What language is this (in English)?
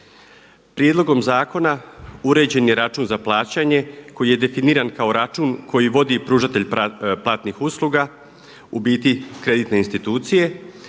Croatian